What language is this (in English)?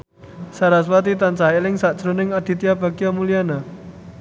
Javanese